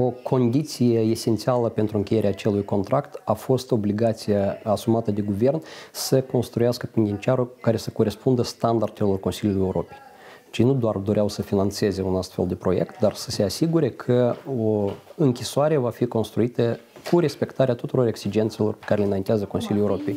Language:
Romanian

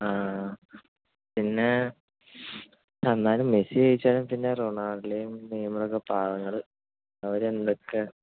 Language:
Malayalam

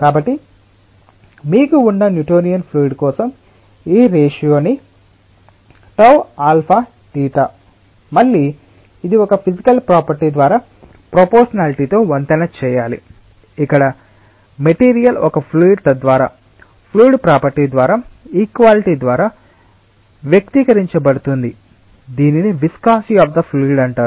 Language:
Telugu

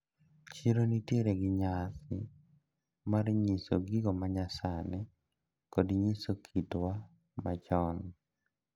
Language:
Luo (Kenya and Tanzania)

